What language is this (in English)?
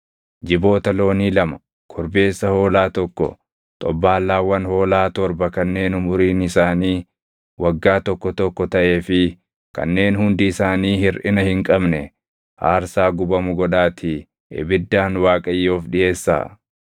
Oromo